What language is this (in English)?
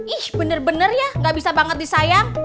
Indonesian